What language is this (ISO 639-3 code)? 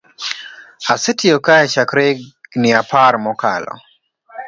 luo